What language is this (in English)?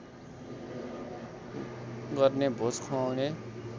Nepali